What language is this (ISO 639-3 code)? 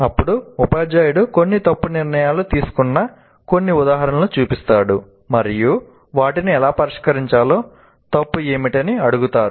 tel